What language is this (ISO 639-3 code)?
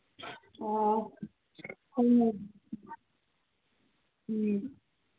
mni